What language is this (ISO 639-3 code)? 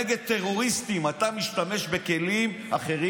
heb